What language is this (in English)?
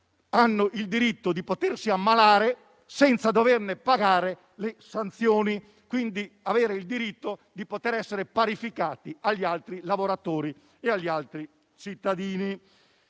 Italian